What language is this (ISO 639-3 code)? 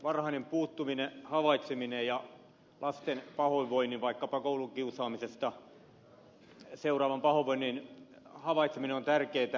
fin